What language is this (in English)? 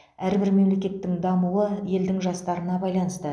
Kazakh